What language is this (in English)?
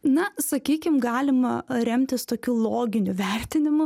Lithuanian